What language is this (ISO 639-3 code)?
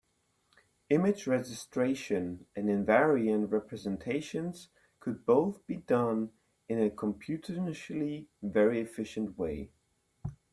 eng